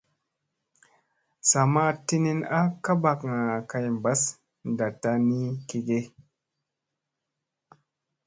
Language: Musey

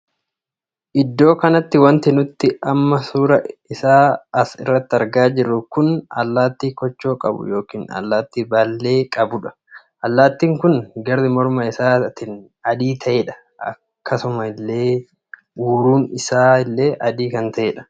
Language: Oromo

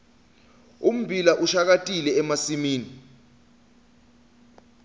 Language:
Swati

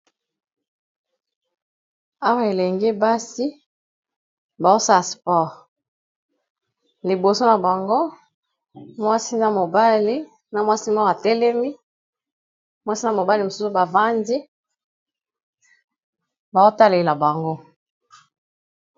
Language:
Lingala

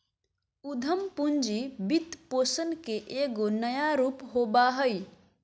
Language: Magahi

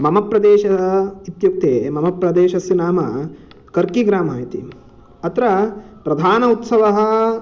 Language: Sanskrit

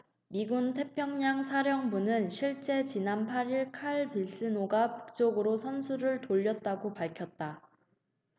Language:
Korean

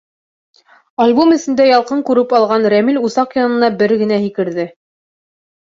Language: Bashkir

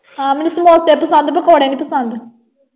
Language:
Punjabi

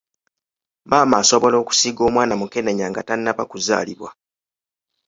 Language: Ganda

